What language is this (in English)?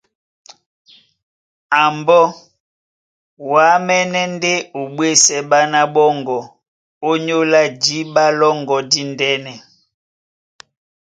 Duala